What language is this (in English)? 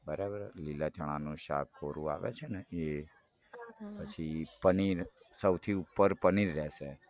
Gujarati